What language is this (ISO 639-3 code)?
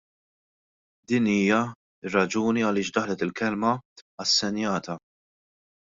mlt